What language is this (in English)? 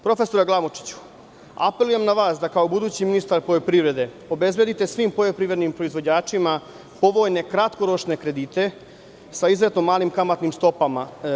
Serbian